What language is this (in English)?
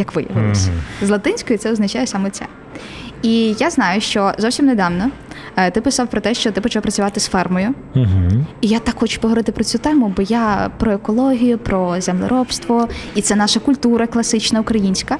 Ukrainian